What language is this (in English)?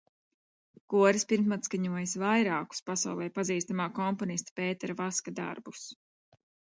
Latvian